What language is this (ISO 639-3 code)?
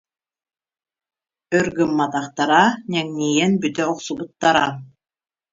sah